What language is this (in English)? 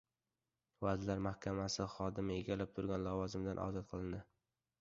Uzbek